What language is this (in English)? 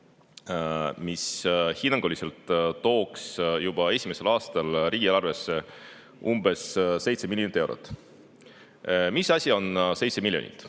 Estonian